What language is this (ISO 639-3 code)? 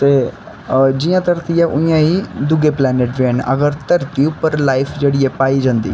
doi